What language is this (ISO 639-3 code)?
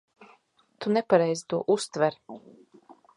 lav